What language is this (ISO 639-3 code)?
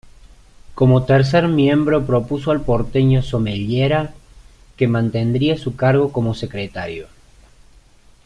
spa